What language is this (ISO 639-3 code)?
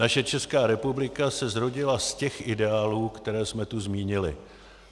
ces